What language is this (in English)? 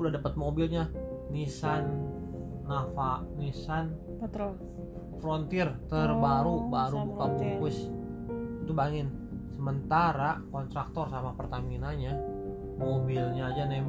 Indonesian